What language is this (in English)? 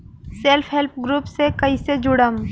Bhojpuri